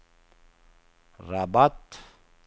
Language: Swedish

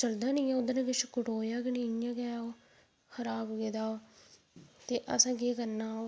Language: Dogri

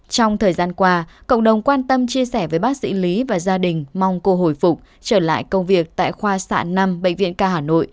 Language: Vietnamese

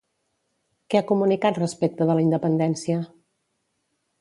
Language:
Catalan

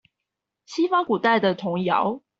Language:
Chinese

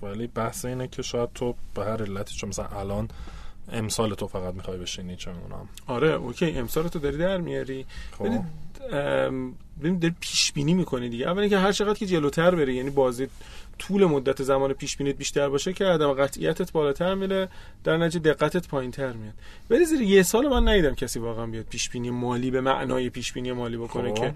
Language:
Persian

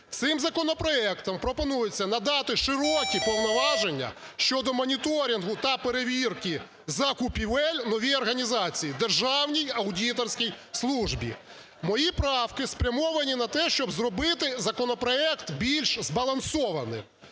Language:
Ukrainian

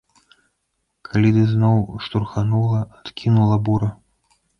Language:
Belarusian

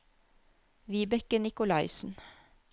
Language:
Norwegian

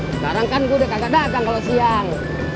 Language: Indonesian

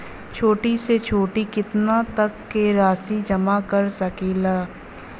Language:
Bhojpuri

